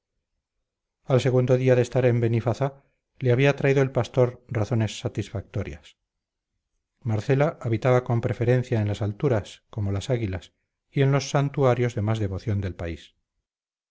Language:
Spanish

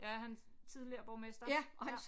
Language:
Danish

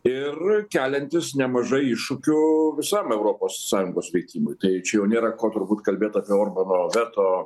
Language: Lithuanian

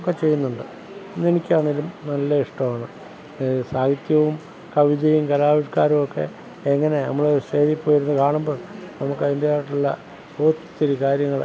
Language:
Malayalam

